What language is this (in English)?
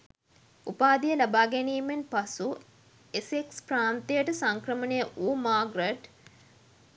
Sinhala